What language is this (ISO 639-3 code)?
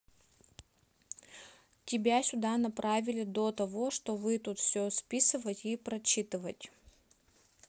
rus